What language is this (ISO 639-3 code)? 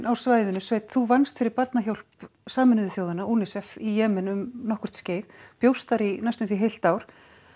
isl